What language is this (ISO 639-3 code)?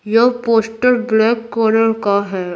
hin